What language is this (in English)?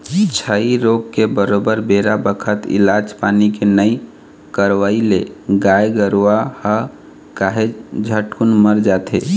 Chhattisgarhi